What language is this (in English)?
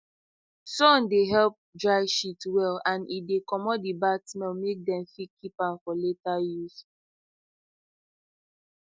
Nigerian Pidgin